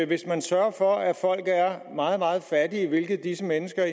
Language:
Danish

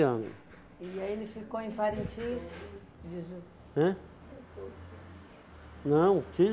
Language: Portuguese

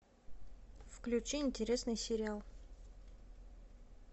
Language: Russian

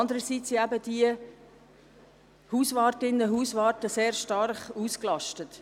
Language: Swiss German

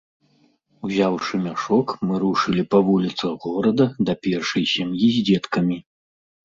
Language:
Belarusian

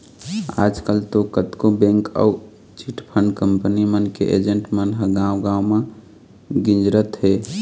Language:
Chhattisgarhi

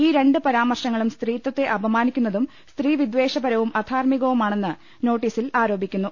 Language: Malayalam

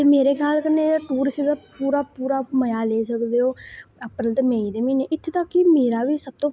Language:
Dogri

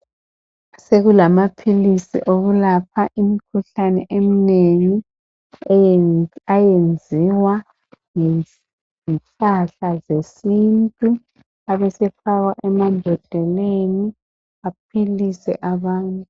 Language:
North Ndebele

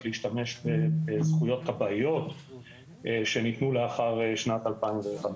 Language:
Hebrew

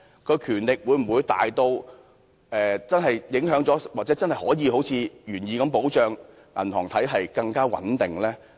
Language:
Cantonese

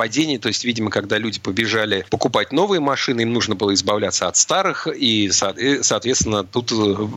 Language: Russian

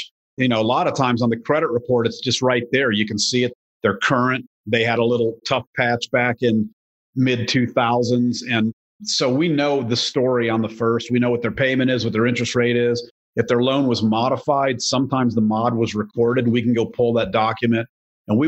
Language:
English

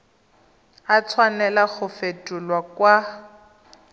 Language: Tswana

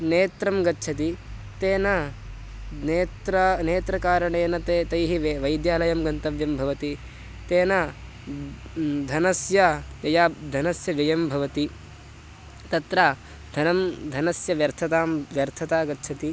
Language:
Sanskrit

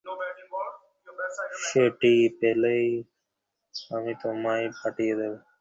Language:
Bangla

